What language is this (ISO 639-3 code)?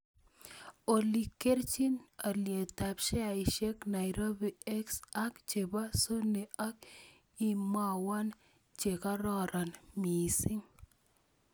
kln